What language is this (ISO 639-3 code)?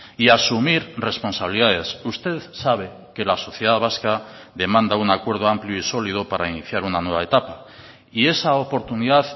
spa